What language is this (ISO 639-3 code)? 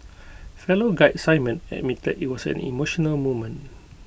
eng